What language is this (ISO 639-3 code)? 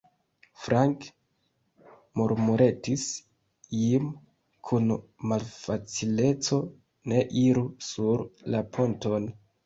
epo